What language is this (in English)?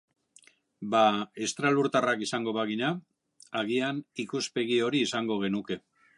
Basque